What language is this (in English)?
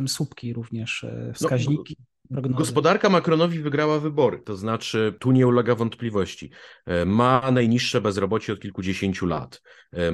Polish